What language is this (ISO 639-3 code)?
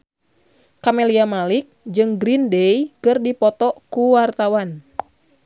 sun